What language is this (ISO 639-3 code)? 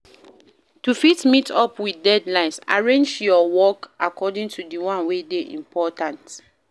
pcm